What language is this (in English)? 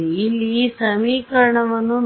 Kannada